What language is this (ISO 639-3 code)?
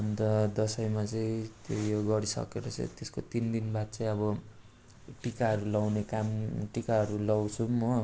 nep